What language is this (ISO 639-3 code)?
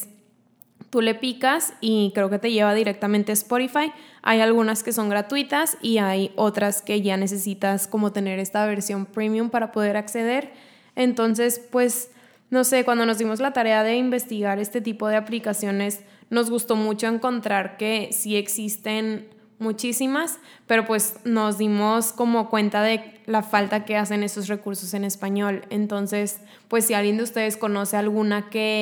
spa